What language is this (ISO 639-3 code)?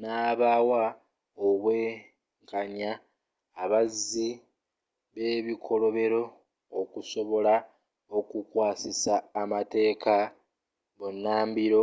lug